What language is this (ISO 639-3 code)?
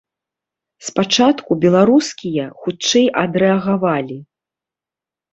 bel